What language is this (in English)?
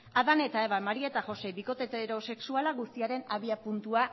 Basque